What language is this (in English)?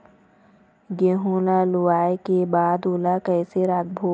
Chhattisgarhi